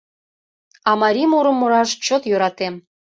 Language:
Mari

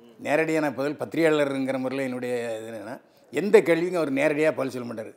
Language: Tamil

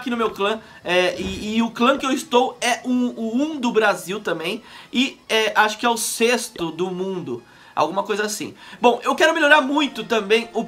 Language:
Portuguese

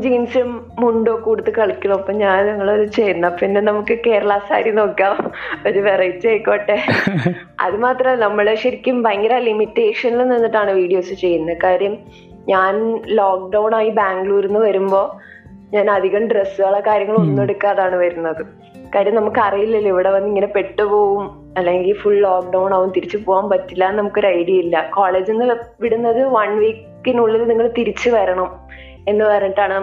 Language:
Malayalam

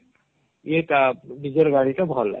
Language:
Odia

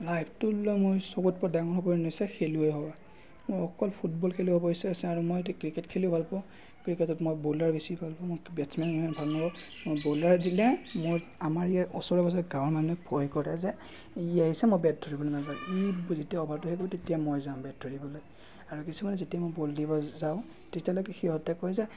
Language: Assamese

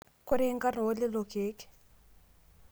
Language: Masai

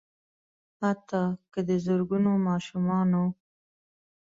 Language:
Pashto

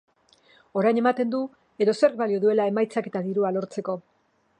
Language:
Basque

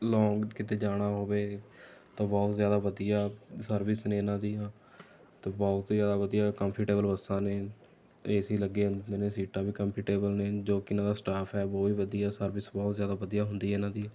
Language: Punjabi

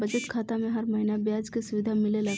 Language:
Bhojpuri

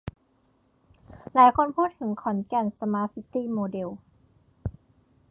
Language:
Thai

